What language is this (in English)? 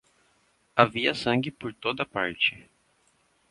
Portuguese